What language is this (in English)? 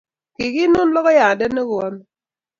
Kalenjin